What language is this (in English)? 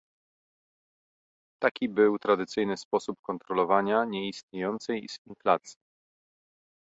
Polish